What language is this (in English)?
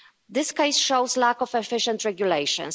English